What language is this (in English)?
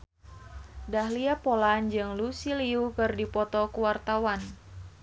Sundanese